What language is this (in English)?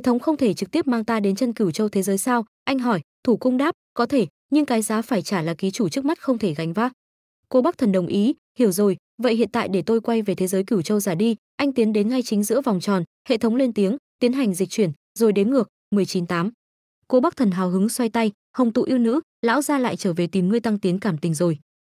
Vietnamese